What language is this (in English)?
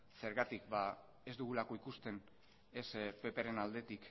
Basque